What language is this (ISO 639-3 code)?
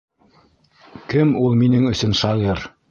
bak